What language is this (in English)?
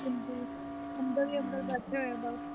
Punjabi